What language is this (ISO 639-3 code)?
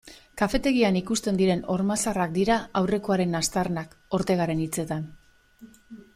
eus